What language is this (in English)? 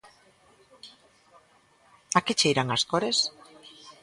Galician